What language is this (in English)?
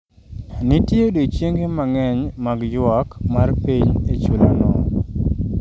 Luo (Kenya and Tanzania)